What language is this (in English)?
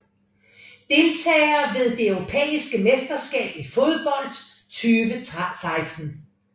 Danish